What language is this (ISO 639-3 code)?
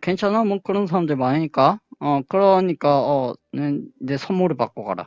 kor